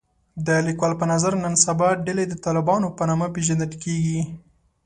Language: Pashto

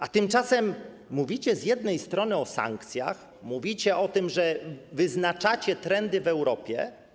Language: Polish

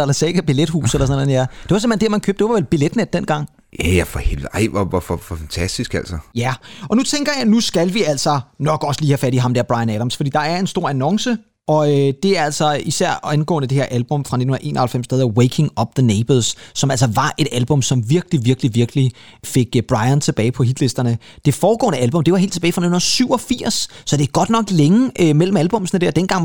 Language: Danish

